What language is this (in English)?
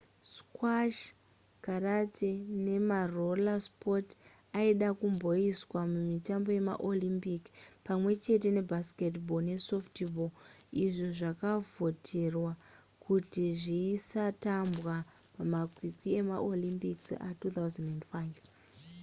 Shona